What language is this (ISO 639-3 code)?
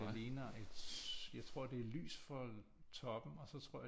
dan